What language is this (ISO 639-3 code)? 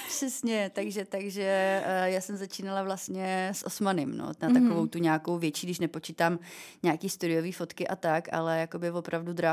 ces